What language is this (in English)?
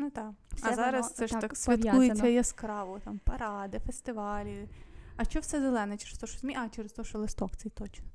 Ukrainian